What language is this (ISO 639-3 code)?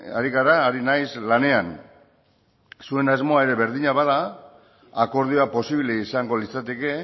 eus